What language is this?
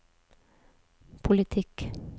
Norwegian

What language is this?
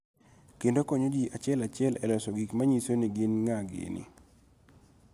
Luo (Kenya and Tanzania)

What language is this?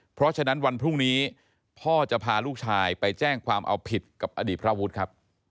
Thai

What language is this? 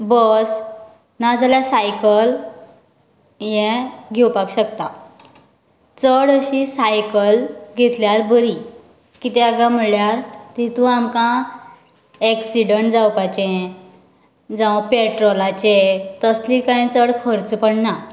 Konkani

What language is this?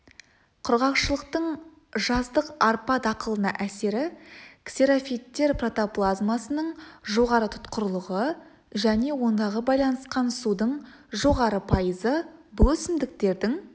Kazakh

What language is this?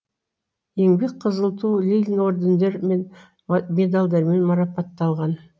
Kazakh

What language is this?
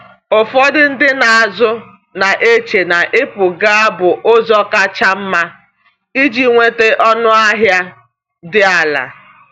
Igbo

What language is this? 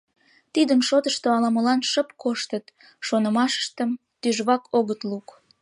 Mari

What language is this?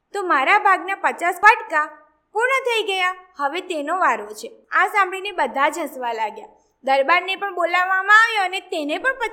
Gujarati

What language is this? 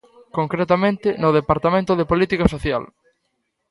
Galician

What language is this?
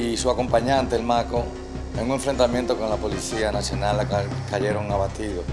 Spanish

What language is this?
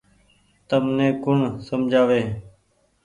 Goaria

